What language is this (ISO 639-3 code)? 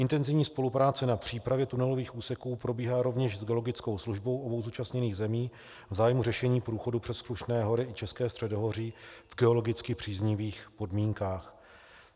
ces